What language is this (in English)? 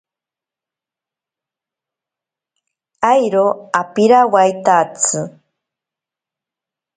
Ashéninka Perené